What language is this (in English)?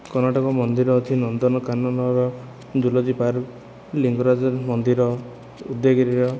Odia